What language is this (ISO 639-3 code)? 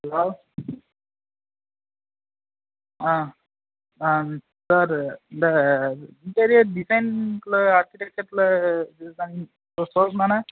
tam